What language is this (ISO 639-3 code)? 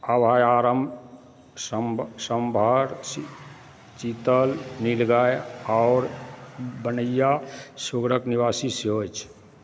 mai